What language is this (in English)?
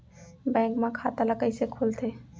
Chhattisgarhi